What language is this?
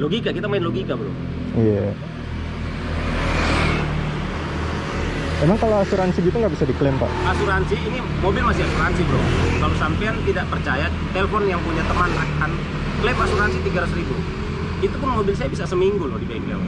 Indonesian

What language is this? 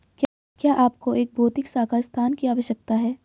Hindi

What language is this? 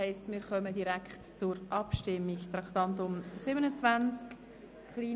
Swiss German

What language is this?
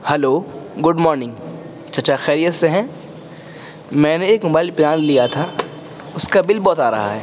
Urdu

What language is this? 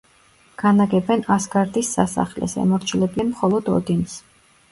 Georgian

